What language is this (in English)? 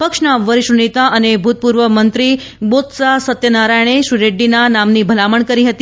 Gujarati